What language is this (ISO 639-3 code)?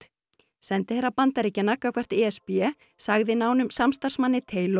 isl